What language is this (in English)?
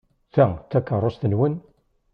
Kabyle